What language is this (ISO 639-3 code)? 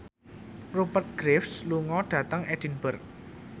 jav